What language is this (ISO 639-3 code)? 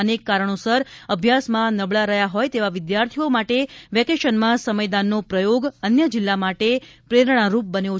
guj